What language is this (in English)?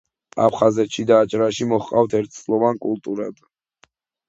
Georgian